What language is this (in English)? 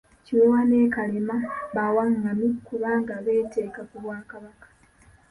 Ganda